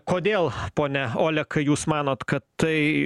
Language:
Lithuanian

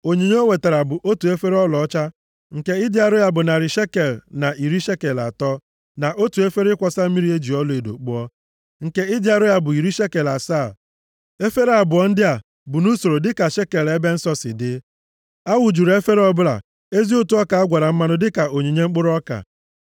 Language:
Igbo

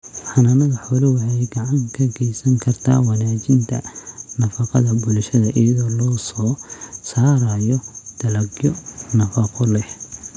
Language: Somali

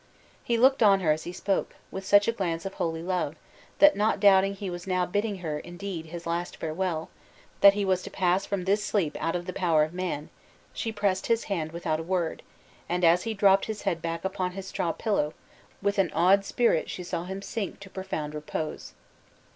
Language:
English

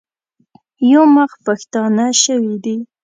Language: Pashto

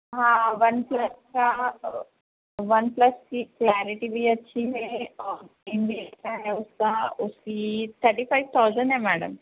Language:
Urdu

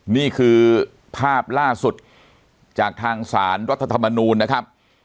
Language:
Thai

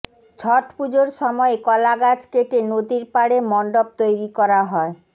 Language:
Bangla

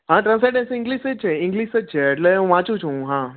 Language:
Gujarati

